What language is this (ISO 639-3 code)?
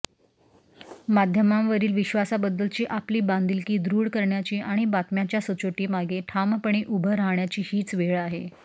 mar